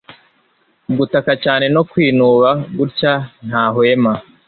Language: Kinyarwanda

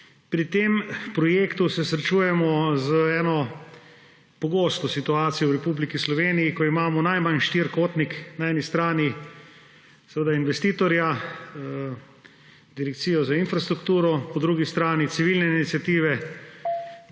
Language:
Slovenian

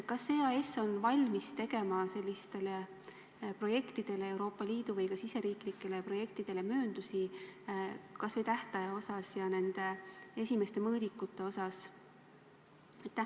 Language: Estonian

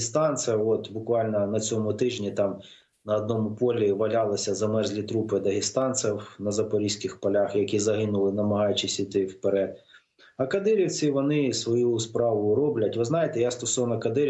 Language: Ukrainian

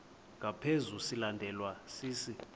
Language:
Xhosa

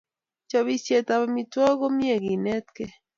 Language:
Kalenjin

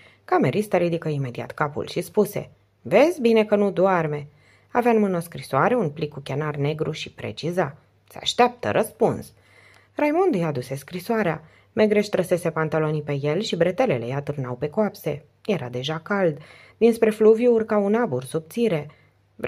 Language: Romanian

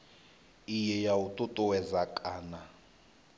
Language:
Venda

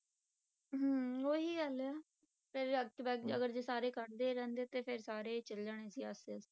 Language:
Punjabi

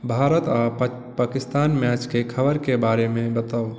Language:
Maithili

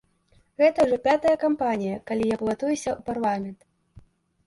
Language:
Belarusian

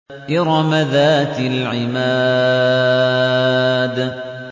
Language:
Arabic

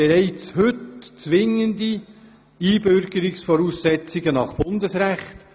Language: Swiss German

